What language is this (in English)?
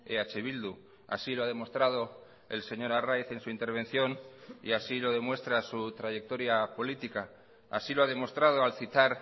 Spanish